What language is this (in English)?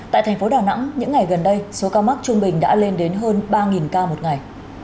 Vietnamese